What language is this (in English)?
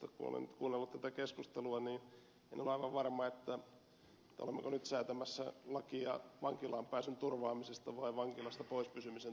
Finnish